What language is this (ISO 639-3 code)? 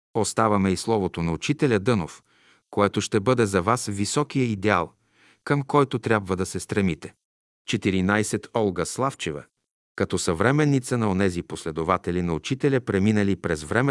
bul